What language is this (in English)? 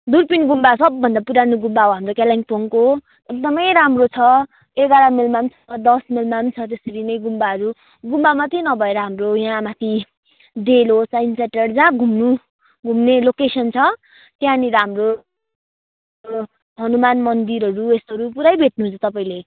Nepali